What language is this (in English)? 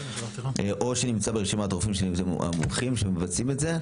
Hebrew